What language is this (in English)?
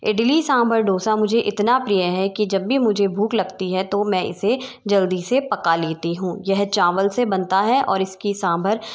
Hindi